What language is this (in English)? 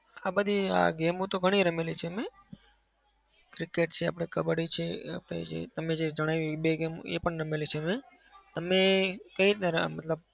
Gujarati